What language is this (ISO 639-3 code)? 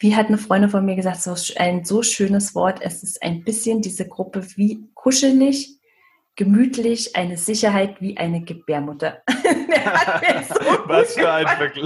deu